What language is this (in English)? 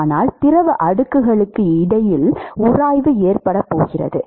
Tamil